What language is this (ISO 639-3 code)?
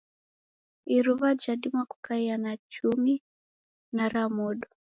dav